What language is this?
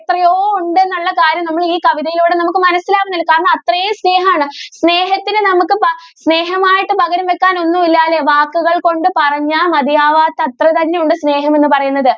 Malayalam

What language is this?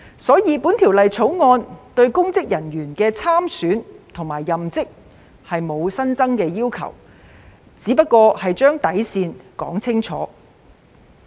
Cantonese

